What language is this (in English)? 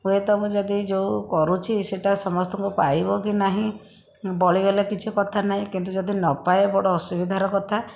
Odia